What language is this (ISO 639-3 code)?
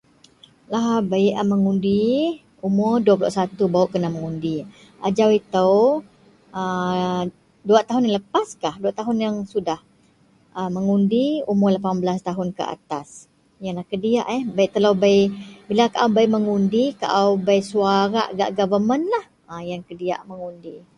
mel